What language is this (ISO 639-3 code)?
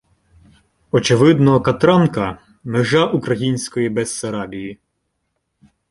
ukr